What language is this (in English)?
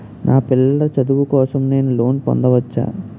Telugu